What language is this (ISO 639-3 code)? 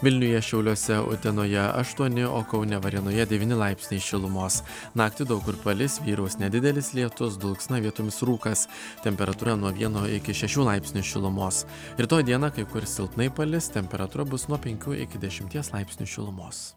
lit